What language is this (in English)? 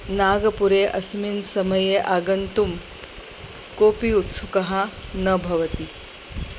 Sanskrit